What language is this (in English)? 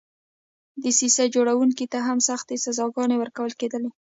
Pashto